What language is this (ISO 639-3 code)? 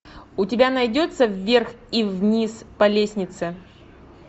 rus